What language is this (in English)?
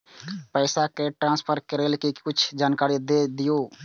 Maithili